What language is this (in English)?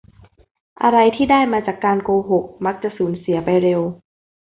Thai